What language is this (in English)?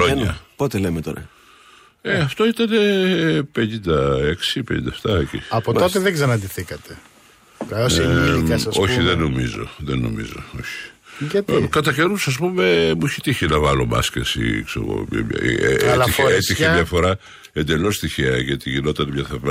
Greek